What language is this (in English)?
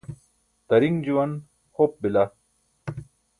Burushaski